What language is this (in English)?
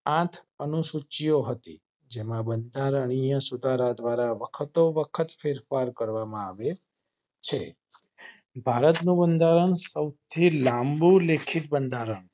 Gujarati